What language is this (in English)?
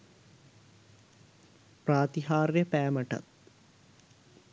Sinhala